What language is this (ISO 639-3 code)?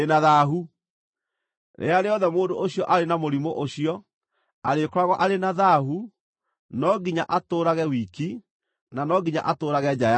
kik